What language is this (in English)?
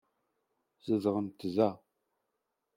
Kabyle